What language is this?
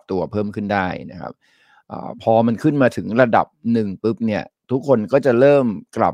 Thai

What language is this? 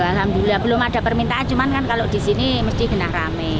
Indonesian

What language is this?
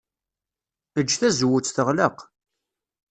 Kabyle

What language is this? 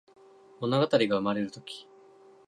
Japanese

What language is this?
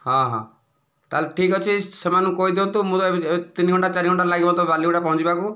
Odia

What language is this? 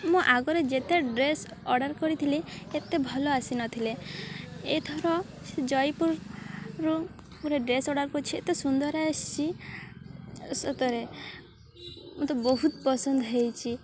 Odia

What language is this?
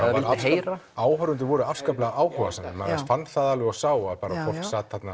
Icelandic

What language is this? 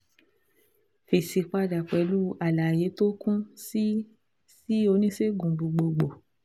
Yoruba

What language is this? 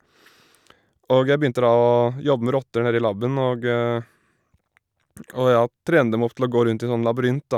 Norwegian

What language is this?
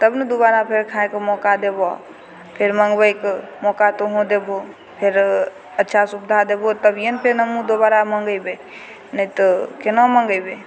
Maithili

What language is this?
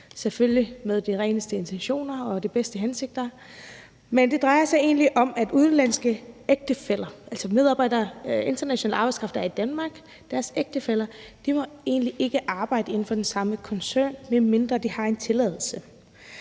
Danish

